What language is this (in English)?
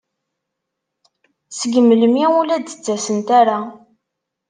Kabyle